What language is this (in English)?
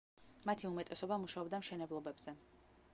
Georgian